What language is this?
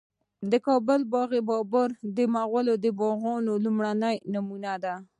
Pashto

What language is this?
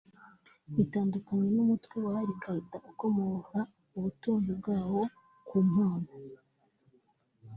Kinyarwanda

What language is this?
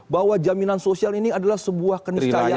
Indonesian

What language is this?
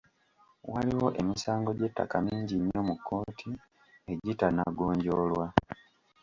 Ganda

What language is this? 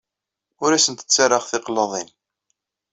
Kabyle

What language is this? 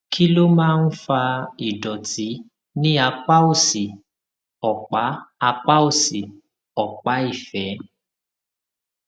Yoruba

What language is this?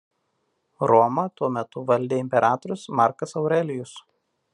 Lithuanian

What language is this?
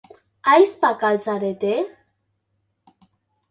Basque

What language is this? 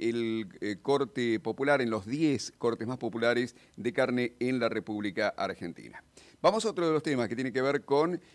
Spanish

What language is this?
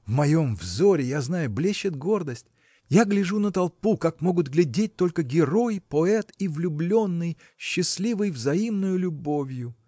Russian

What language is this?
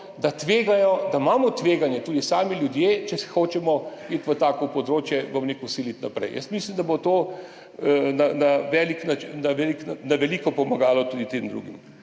Slovenian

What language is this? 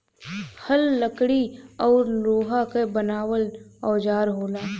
Bhojpuri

